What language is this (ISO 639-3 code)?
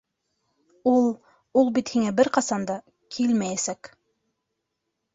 bak